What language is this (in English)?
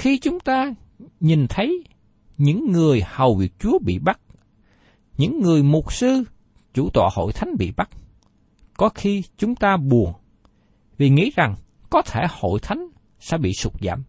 Vietnamese